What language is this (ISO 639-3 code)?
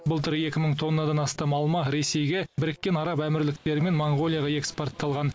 kaz